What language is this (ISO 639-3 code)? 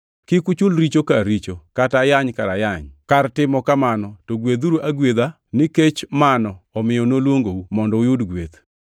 luo